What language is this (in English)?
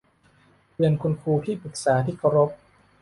Thai